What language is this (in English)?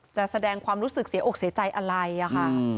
Thai